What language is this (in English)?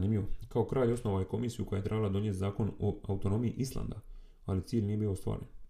Croatian